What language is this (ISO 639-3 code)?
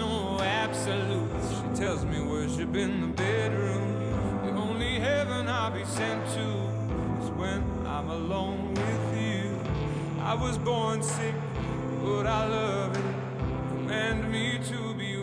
zho